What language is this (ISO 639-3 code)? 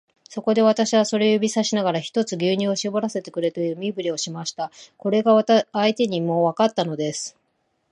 jpn